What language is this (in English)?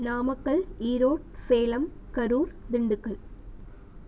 Tamil